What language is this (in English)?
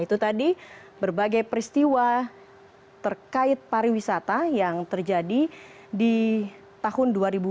Indonesian